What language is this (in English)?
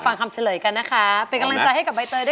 Thai